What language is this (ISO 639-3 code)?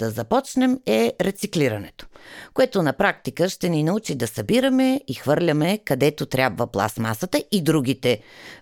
bul